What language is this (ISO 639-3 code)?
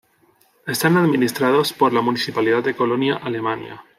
spa